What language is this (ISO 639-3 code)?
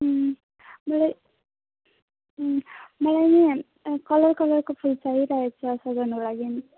nep